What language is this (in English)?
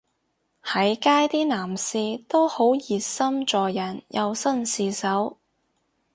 Cantonese